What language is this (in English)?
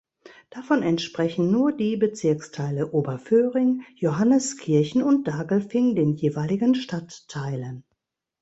German